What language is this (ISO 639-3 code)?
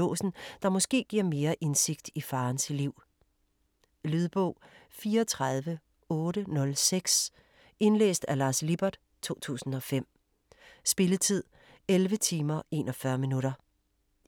dan